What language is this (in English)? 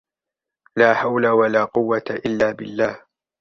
Arabic